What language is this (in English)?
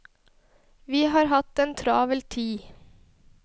Norwegian